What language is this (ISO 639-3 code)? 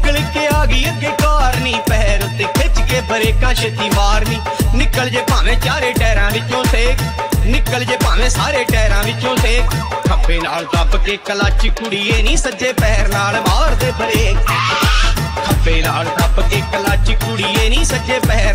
hin